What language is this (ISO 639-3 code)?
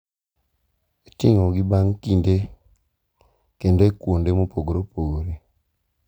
luo